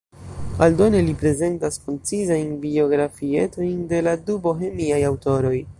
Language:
Esperanto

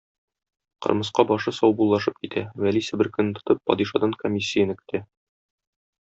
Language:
Tatar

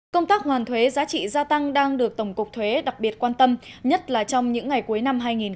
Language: Vietnamese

